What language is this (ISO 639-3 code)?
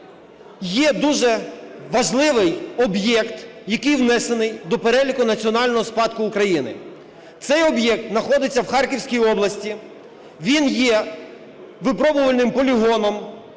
ukr